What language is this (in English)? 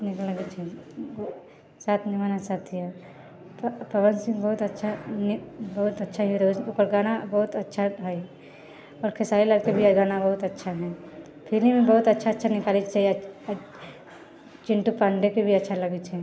Maithili